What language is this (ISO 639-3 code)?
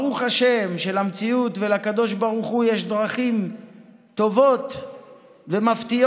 heb